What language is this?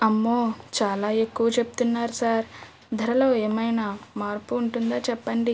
Telugu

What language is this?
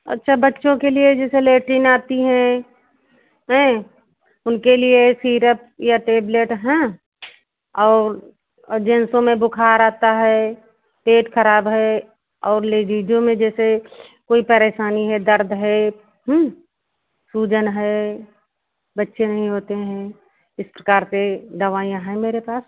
Hindi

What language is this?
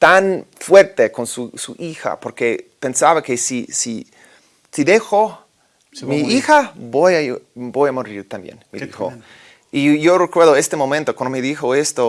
Spanish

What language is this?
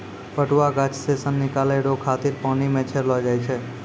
Maithili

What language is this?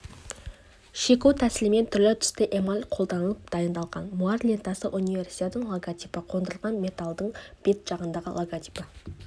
Kazakh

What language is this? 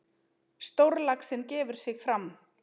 Icelandic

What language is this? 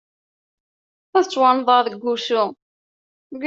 Kabyle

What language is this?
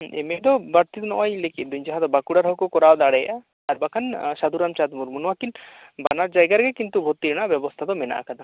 Santali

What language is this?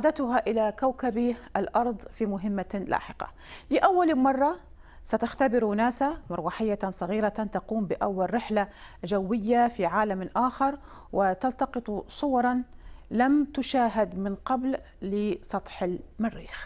Arabic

